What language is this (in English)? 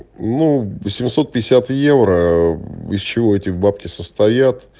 Russian